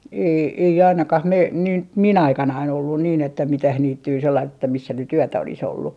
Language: Finnish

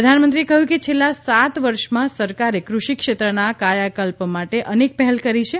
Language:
Gujarati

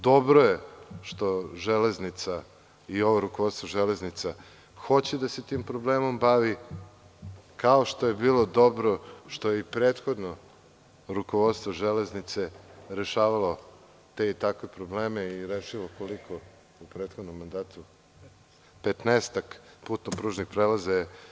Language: Serbian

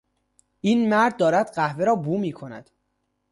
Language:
Persian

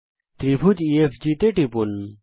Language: Bangla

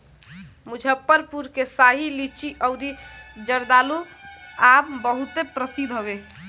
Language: Bhojpuri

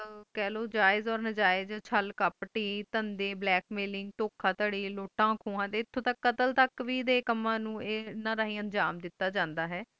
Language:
Punjabi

